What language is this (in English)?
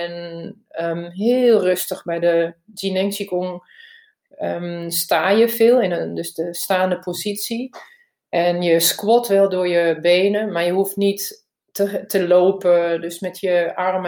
Dutch